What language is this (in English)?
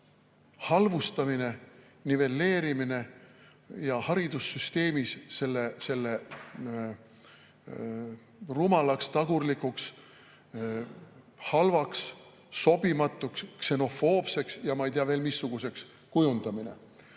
Estonian